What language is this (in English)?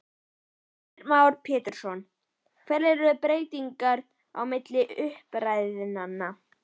Icelandic